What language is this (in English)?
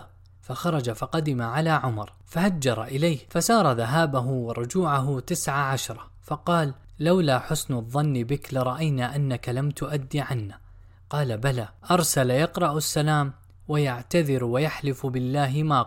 Arabic